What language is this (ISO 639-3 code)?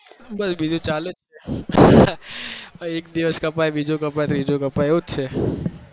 guj